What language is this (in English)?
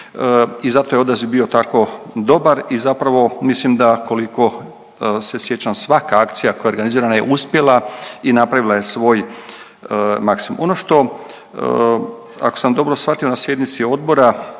Croatian